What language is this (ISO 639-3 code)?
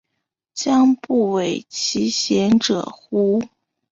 zho